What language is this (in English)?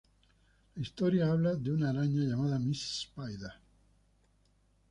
Spanish